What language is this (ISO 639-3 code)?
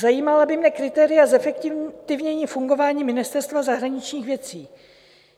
ces